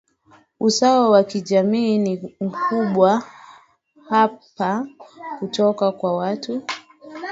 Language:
Swahili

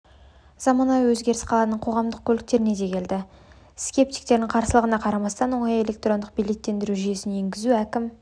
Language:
Kazakh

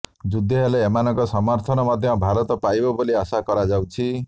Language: Odia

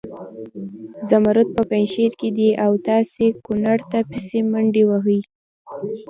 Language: Pashto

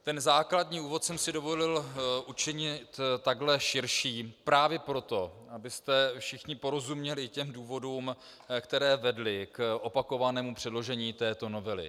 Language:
Czech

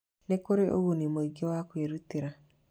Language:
Kikuyu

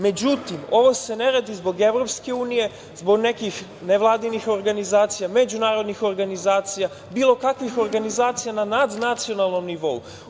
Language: Serbian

